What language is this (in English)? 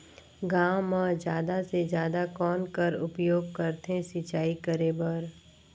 Chhattisgarhi